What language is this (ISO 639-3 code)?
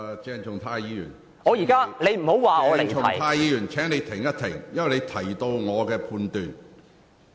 yue